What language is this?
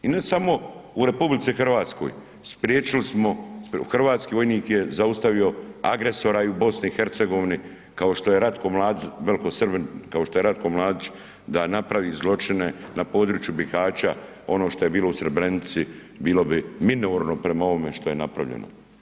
Croatian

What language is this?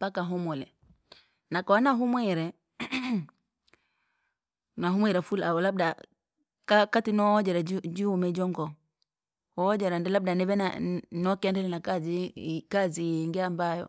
Langi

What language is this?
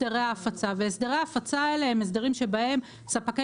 Hebrew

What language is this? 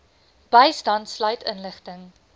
Afrikaans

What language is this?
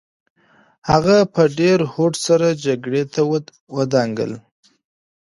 Pashto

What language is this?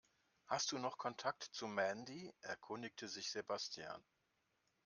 German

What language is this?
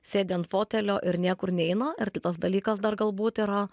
Lithuanian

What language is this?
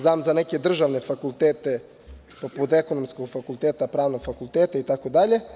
Serbian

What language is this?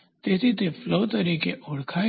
Gujarati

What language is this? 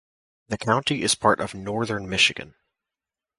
English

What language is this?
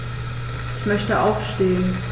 German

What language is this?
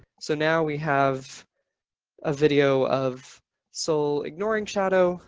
English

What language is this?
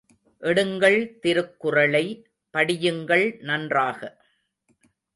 Tamil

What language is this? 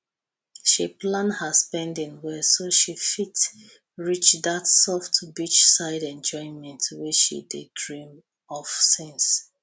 Nigerian Pidgin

